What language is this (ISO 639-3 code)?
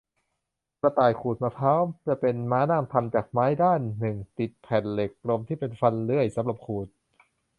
tha